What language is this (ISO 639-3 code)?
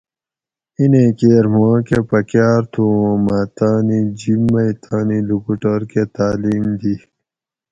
gwc